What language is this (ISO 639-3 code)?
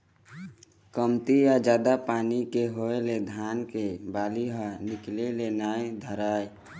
hne